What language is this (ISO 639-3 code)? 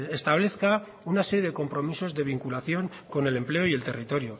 spa